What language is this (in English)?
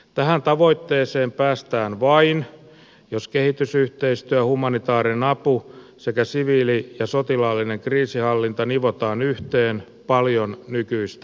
Finnish